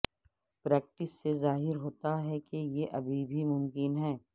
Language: Urdu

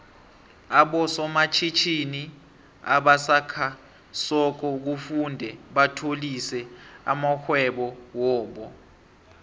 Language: South Ndebele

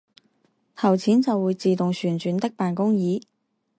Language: Chinese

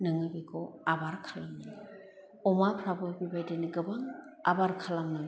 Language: Bodo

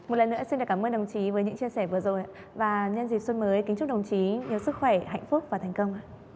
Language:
Vietnamese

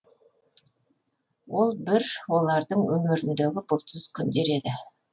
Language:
Kazakh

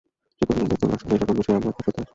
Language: Bangla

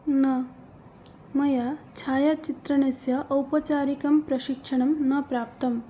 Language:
Sanskrit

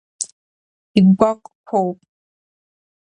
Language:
Abkhazian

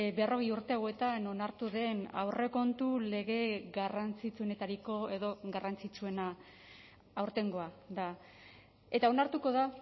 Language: Basque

